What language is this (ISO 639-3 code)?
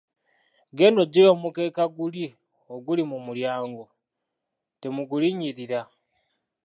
lug